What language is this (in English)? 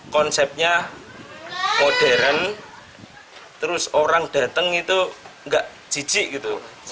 Indonesian